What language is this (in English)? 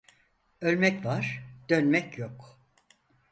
Turkish